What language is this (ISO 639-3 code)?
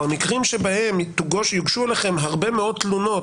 heb